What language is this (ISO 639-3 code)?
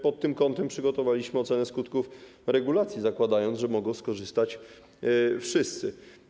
pol